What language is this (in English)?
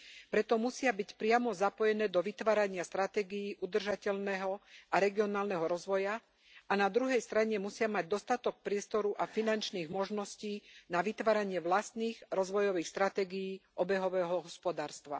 Slovak